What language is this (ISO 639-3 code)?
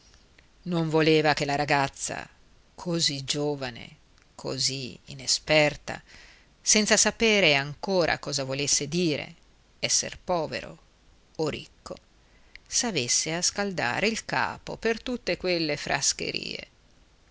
ita